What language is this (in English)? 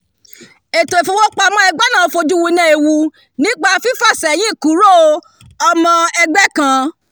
Yoruba